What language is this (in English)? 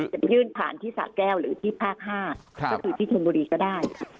Thai